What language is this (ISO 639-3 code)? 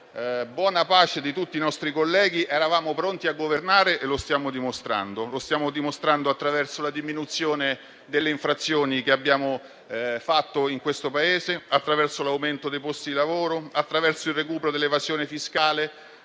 ita